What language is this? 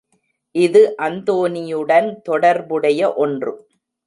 Tamil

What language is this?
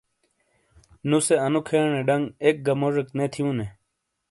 Shina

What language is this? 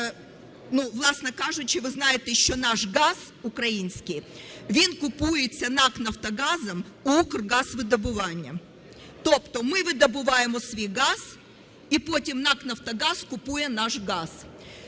Ukrainian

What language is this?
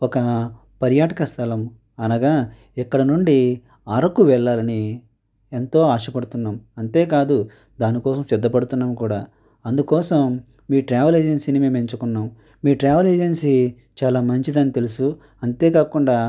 Telugu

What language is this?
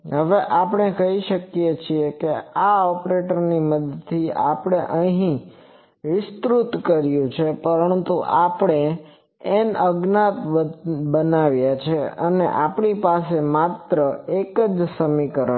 Gujarati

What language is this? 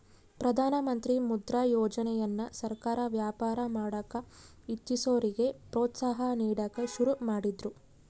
Kannada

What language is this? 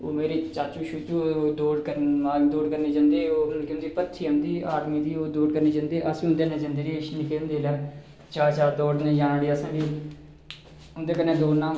Dogri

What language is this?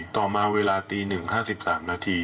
Thai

